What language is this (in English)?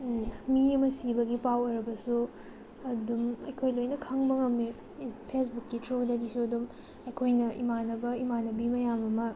Manipuri